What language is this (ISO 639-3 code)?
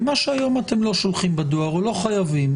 heb